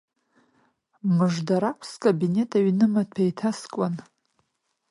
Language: Abkhazian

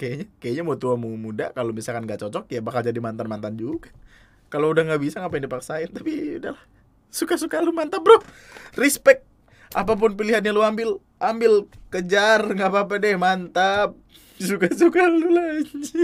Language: Indonesian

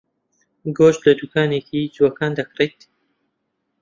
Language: Central Kurdish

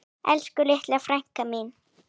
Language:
Icelandic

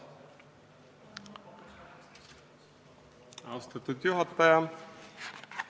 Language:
Estonian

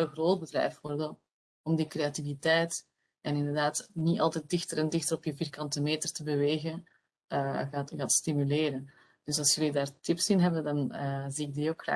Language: Dutch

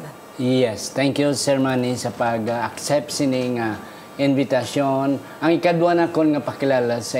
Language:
Filipino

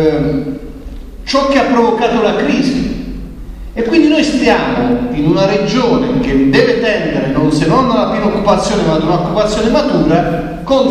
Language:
Italian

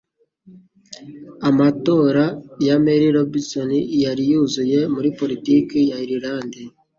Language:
Kinyarwanda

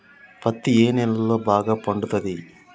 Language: Telugu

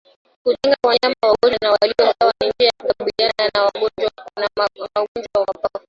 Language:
Swahili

